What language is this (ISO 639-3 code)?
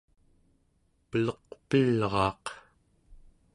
esu